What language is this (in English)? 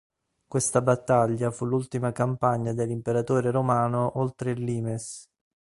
Italian